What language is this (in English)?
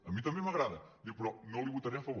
Catalan